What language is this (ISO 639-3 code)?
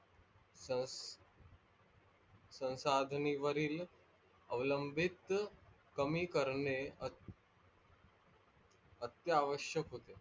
mar